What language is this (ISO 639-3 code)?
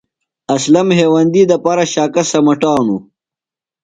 phl